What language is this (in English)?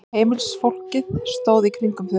Icelandic